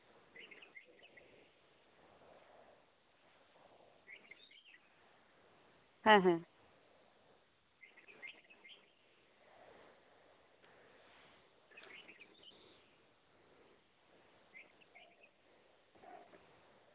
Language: Santali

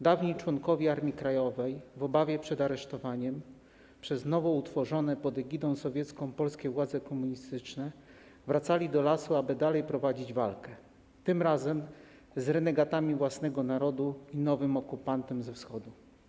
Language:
Polish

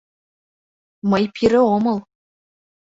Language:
Mari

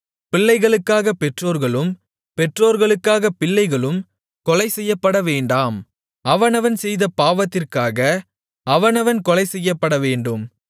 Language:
Tamil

